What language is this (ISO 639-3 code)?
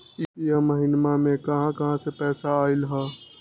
mag